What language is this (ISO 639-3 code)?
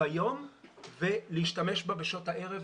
heb